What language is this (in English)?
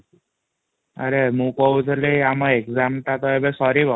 Odia